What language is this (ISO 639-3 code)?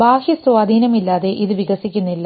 mal